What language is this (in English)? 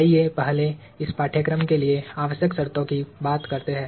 Hindi